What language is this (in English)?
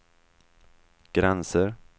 Swedish